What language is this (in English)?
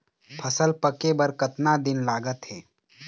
Chhattisgarhi